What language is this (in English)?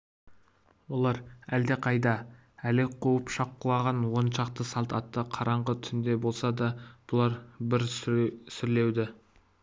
Kazakh